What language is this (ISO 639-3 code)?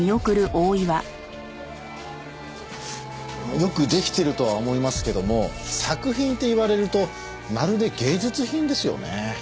jpn